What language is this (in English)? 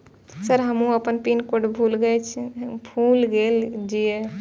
Maithili